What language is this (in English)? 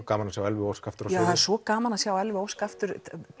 Icelandic